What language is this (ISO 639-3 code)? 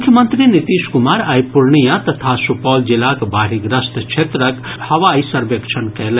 mai